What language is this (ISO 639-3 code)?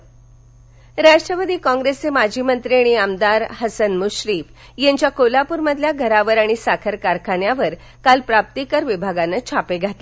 mar